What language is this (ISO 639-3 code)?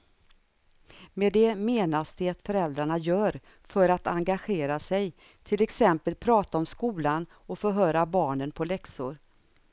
swe